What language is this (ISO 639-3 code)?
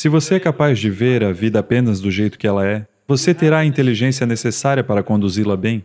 por